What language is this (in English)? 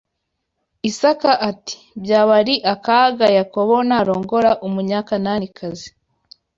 Kinyarwanda